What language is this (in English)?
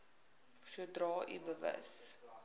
Afrikaans